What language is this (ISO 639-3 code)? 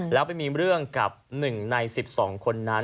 tha